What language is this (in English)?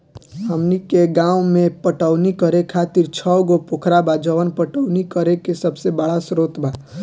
Bhojpuri